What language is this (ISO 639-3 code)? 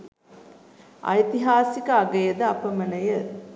sin